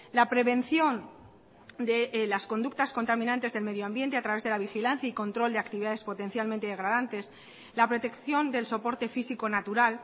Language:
Spanish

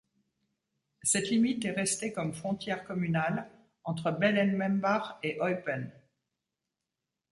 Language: French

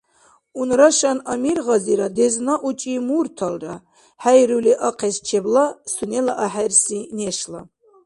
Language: Dargwa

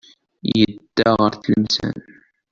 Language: Kabyle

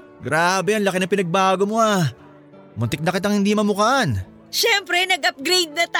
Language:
Filipino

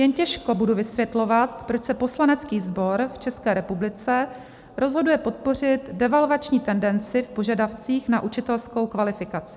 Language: Czech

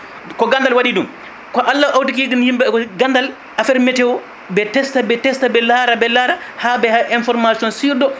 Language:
Fula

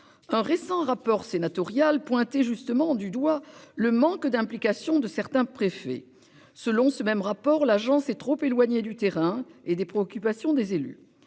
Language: French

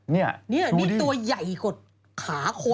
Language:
Thai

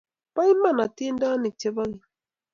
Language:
Kalenjin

